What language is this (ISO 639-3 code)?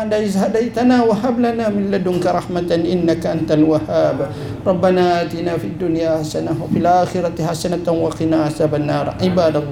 msa